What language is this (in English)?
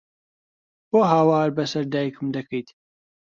Central Kurdish